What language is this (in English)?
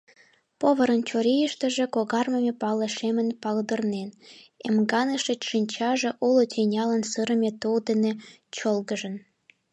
Mari